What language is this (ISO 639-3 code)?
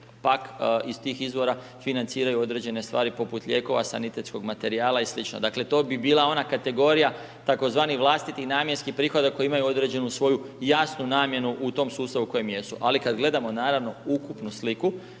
hrv